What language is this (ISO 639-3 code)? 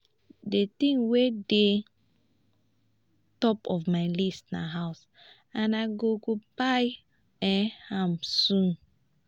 pcm